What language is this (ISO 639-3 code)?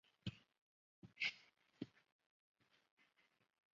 zho